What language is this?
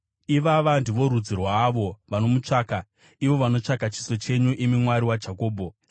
Shona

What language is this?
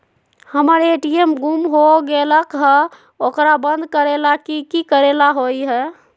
Magahi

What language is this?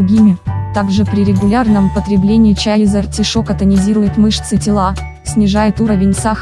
Russian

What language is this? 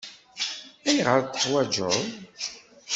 Kabyle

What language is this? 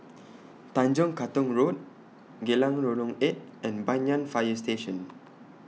English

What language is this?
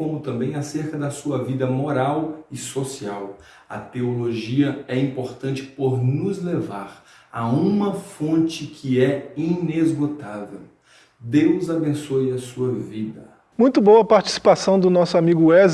Portuguese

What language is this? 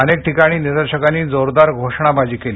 Marathi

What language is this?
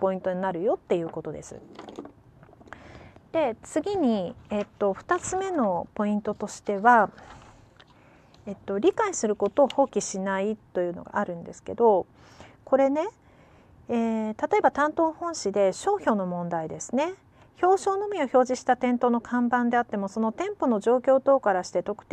Japanese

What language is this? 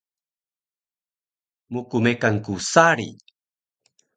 Taroko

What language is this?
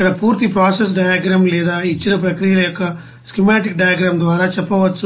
Telugu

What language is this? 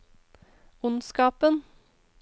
Norwegian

